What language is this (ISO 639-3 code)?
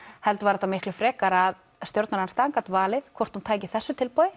isl